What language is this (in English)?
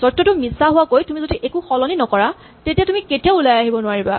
Assamese